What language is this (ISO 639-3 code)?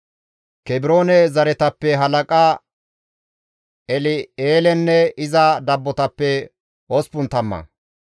gmv